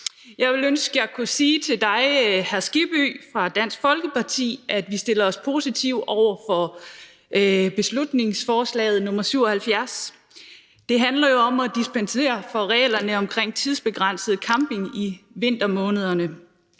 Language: Danish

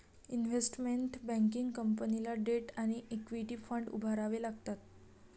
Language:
Marathi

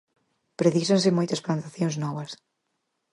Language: Galician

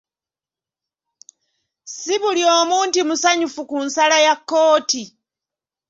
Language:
Ganda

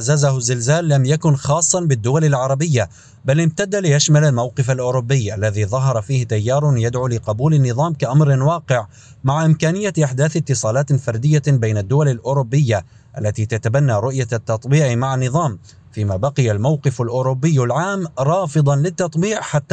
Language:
Arabic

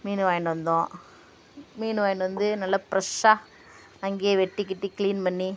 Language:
Tamil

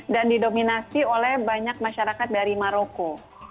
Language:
Indonesian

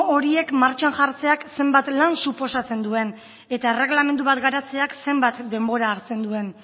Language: Basque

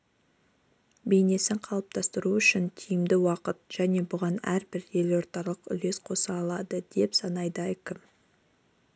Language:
Kazakh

